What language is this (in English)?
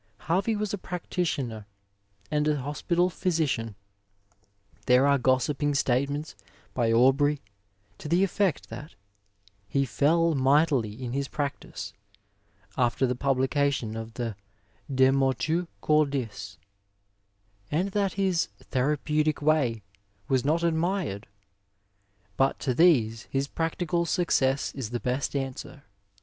English